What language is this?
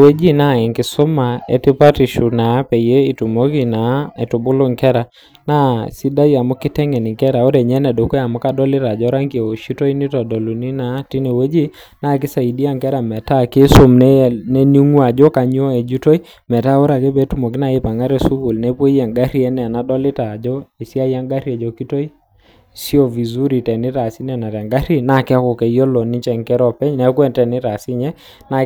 Masai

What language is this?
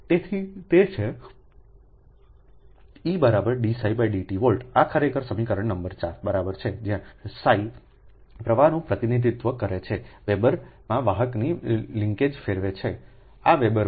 Gujarati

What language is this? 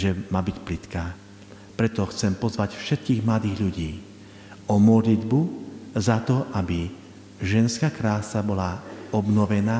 Slovak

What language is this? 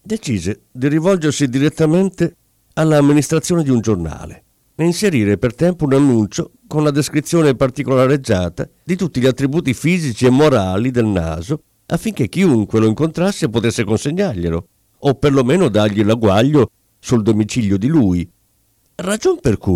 Italian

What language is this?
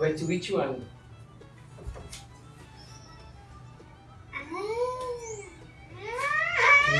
Portuguese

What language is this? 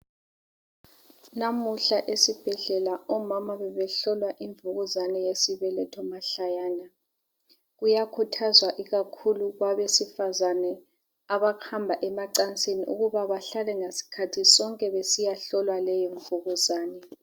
North Ndebele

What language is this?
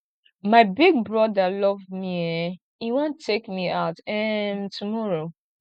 Nigerian Pidgin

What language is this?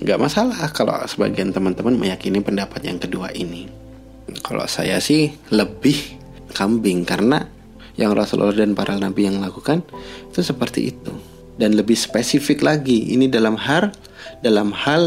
Indonesian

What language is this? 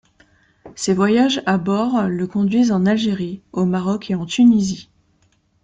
French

